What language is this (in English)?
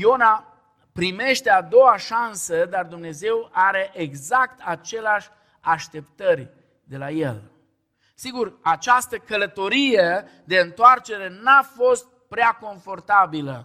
Romanian